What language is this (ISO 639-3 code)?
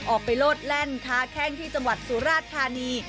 tha